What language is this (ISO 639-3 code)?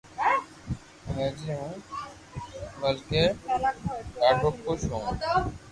lrk